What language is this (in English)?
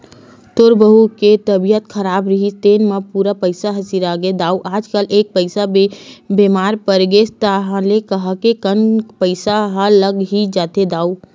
Chhattisgarhi